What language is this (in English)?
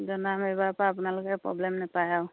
Assamese